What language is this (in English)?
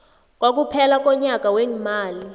South Ndebele